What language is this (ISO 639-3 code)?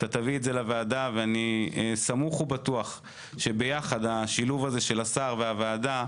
heb